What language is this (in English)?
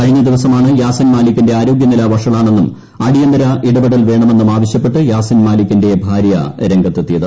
Malayalam